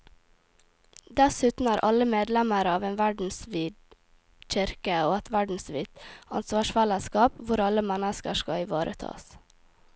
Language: Norwegian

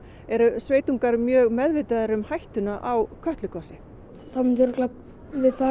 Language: Icelandic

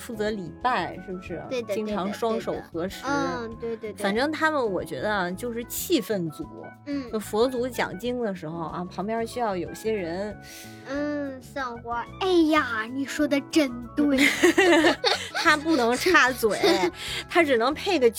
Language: Chinese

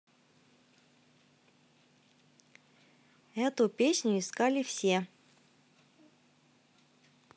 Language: Russian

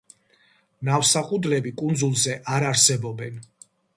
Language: Georgian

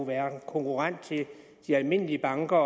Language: Danish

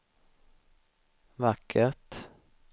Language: Swedish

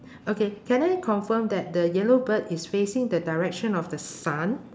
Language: English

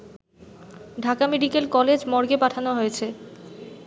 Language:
Bangla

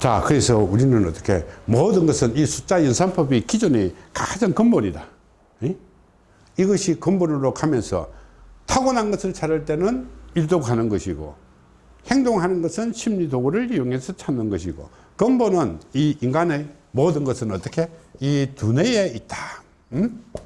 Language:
Korean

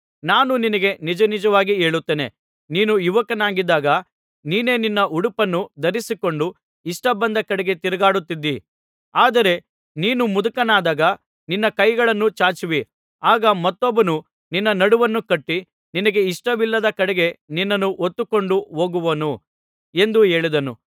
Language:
Kannada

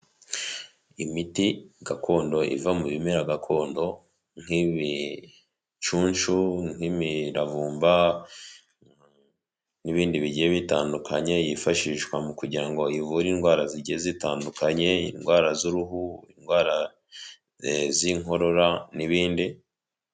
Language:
Kinyarwanda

